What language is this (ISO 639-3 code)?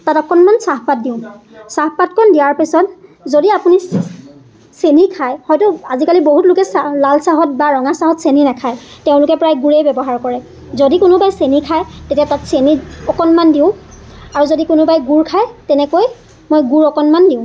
asm